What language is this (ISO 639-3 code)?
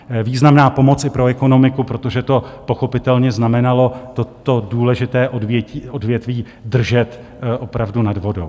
ces